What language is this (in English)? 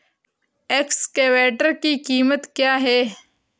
Hindi